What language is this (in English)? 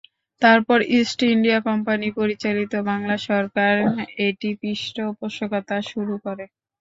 Bangla